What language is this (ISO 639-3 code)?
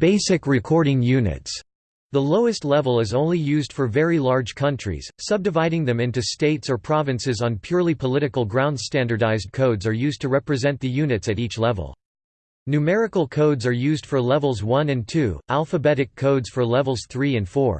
eng